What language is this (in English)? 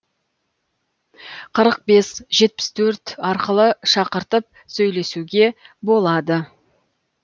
Kazakh